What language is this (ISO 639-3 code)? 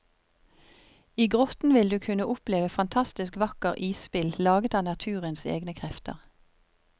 nor